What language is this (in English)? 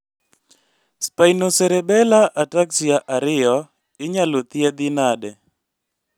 Luo (Kenya and Tanzania)